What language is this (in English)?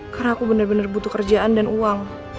Indonesian